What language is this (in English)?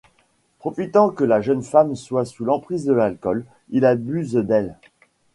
French